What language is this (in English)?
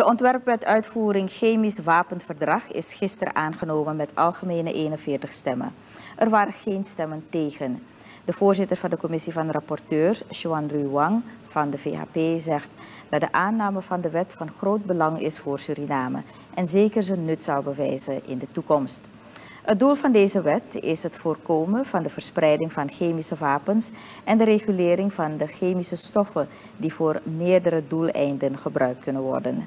Dutch